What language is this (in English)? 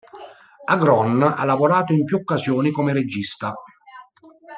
Italian